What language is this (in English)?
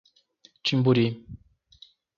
Portuguese